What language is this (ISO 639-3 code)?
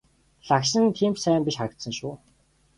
mon